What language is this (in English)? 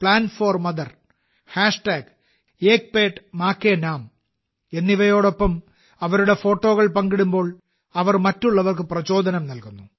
Malayalam